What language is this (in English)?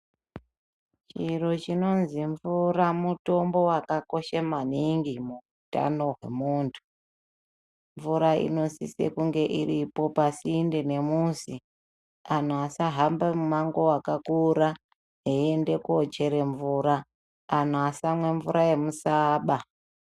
Ndau